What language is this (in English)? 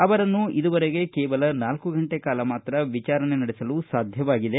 Kannada